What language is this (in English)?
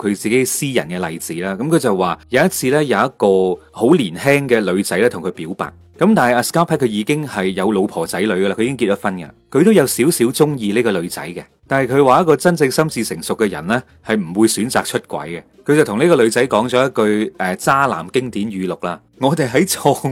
Chinese